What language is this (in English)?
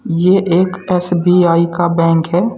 Hindi